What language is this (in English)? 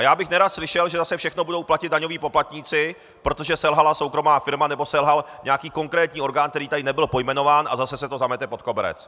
Czech